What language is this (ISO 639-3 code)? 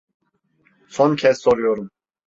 tur